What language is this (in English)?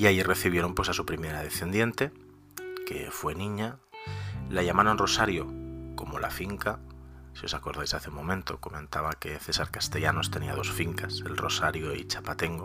Spanish